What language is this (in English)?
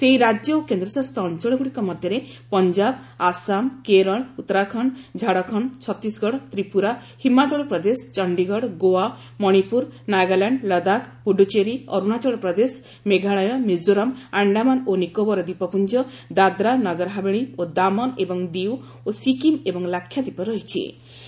Odia